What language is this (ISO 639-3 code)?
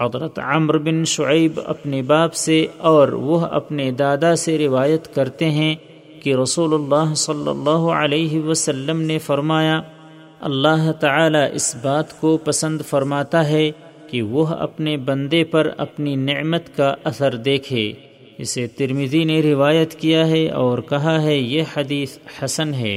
urd